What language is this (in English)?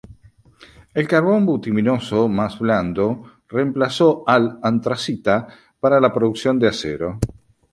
Spanish